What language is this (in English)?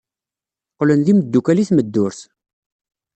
Kabyle